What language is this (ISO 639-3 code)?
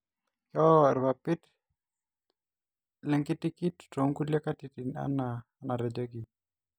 mas